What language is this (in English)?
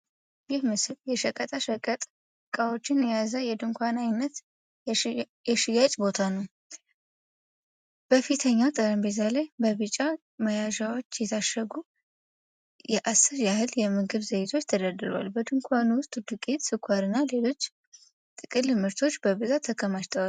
Amharic